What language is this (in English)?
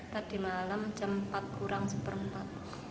Indonesian